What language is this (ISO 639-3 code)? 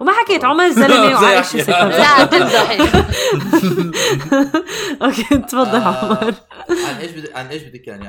ara